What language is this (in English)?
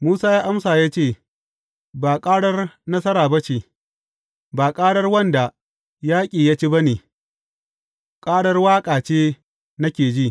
Hausa